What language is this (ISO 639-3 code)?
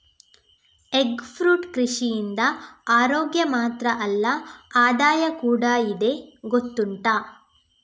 kan